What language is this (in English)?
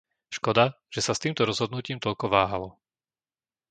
Slovak